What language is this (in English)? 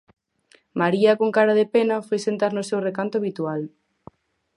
Galician